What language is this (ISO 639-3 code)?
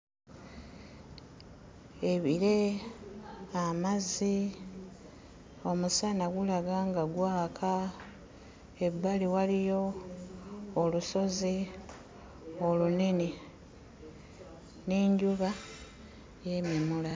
lug